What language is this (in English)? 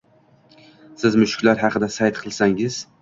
Uzbek